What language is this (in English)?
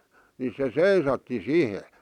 Finnish